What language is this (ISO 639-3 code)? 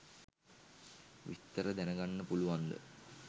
sin